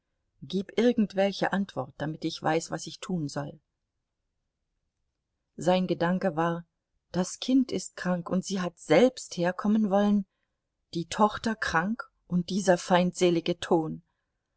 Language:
German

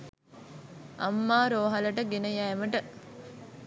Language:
Sinhala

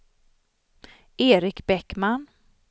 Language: Swedish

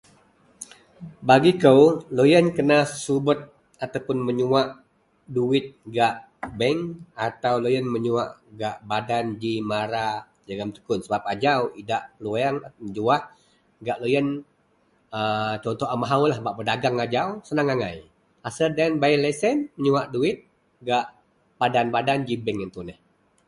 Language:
Central Melanau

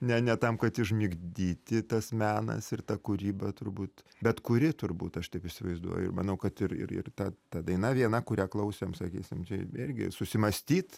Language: Lithuanian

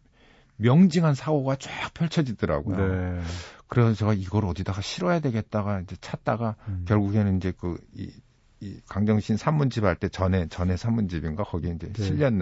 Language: Korean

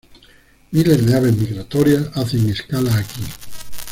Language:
Spanish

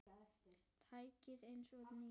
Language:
Icelandic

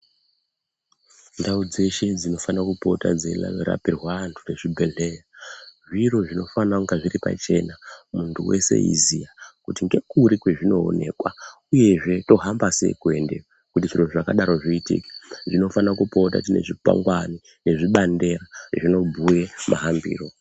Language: Ndau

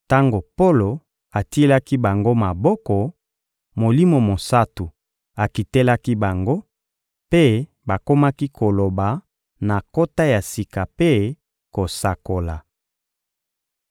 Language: Lingala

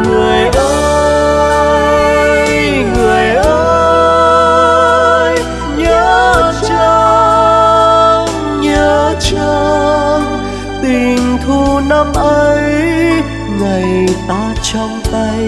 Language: Vietnamese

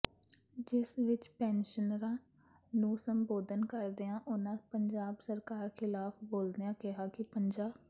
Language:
Punjabi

